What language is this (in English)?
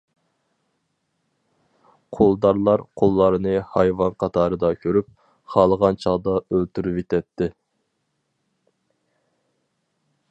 Uyghur